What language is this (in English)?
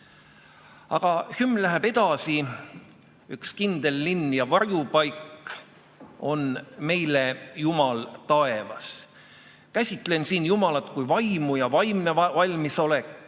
Estonian